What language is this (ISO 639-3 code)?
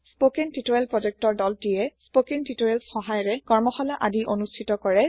asm